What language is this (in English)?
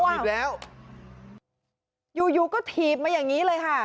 Thai